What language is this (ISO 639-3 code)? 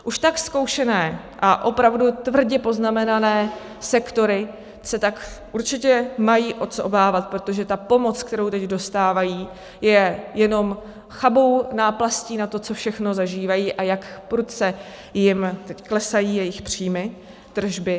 ces